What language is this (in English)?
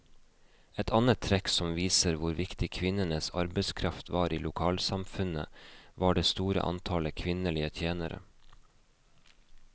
Norwegian